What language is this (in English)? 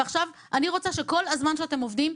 Hebrew